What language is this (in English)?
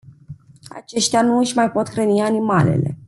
Romanian